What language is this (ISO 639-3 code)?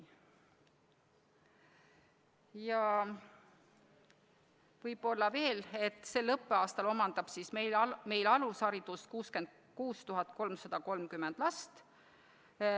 est